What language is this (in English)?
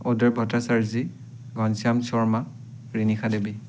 Assamese